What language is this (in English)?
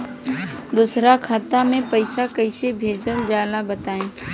Bhojpuri